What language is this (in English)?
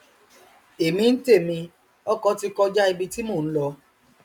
Yoruba